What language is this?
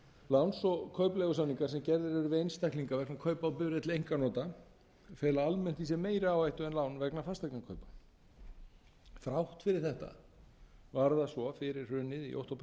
Icelandic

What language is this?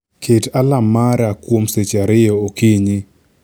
Luo (Kenya and Tanzania)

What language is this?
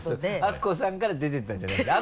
Japanese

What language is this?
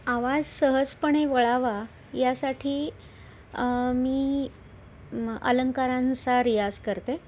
Marathi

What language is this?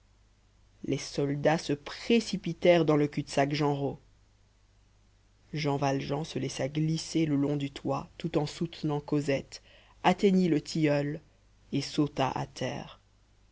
French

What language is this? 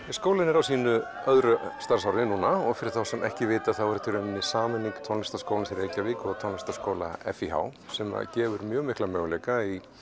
Icelandic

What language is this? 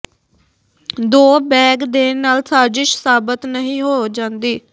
Punjabi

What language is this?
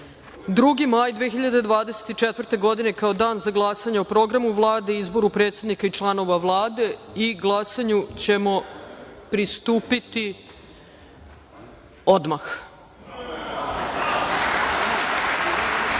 Serbian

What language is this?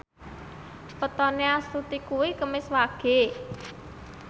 Javanese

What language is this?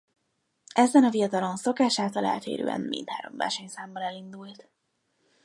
Hungarian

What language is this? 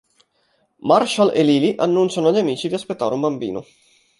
Italian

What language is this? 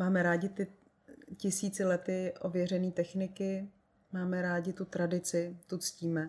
Czech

